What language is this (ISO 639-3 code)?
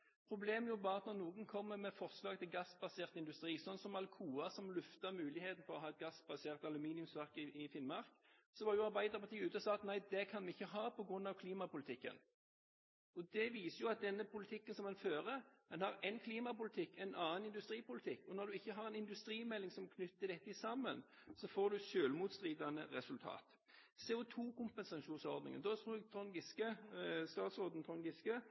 nob